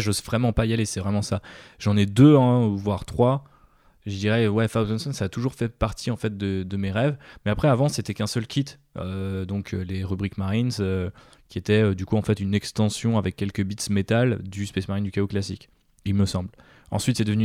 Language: French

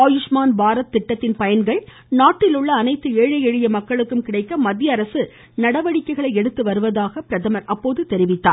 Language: Tamil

